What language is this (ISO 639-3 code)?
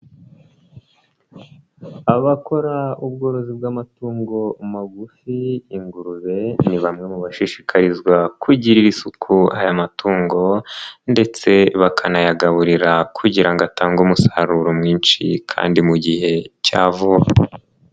kin